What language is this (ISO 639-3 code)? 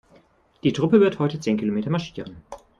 deu